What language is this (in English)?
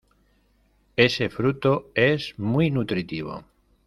Spanish